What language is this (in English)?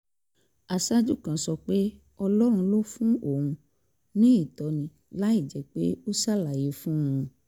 Yoruba